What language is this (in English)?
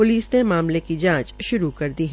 Hindi